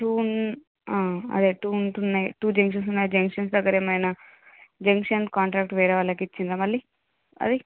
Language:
Telugu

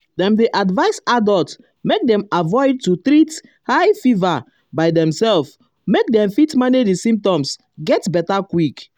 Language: Nigerian Pidgin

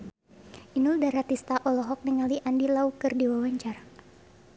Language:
Sundanese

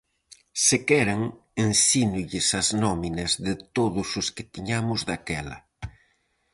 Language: Galician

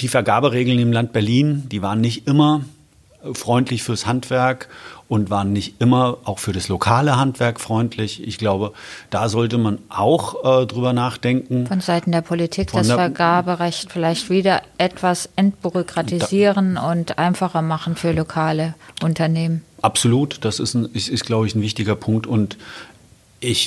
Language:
German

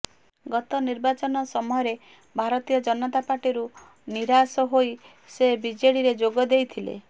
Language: Odia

